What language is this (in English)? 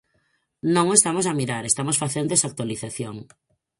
Galician